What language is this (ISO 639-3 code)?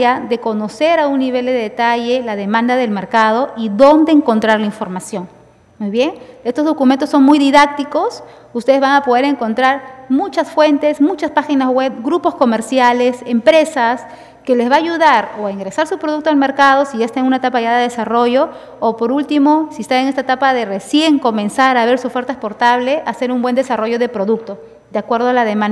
spa